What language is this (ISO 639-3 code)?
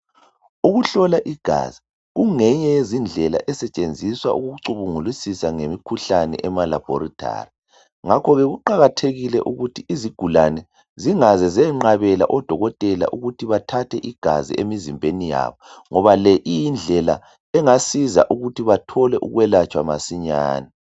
nde